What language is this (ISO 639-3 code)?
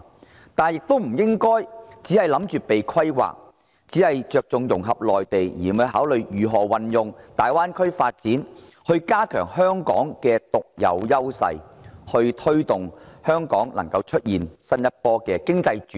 yue